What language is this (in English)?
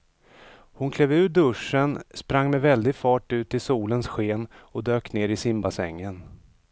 Swedish